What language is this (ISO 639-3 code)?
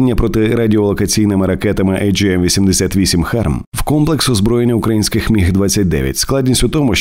ukr